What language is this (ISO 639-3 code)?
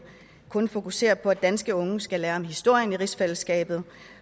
dan